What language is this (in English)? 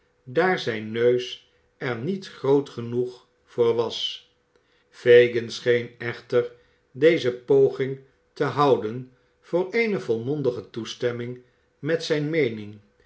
Dutch